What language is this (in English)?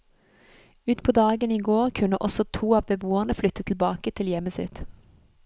Norwegian